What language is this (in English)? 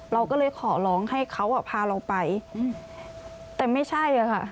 Thai